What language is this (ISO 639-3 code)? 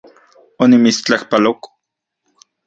ncx